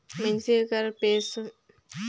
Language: Chhattisgarhi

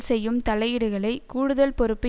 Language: Tamil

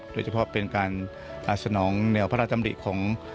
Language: Thai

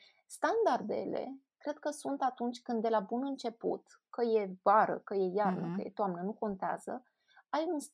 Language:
Romanian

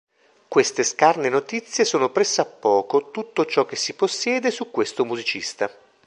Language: Italian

